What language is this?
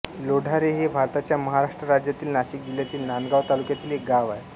Marathi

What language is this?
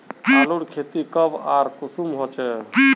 Magahi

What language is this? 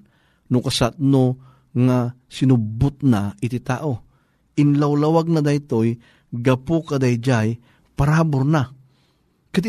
Filipino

